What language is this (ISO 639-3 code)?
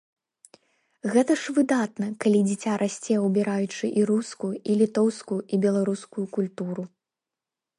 bel